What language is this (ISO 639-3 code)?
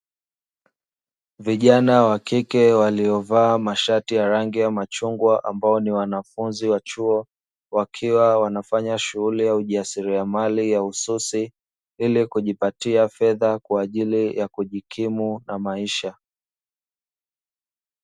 swa